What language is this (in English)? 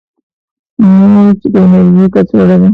Pashto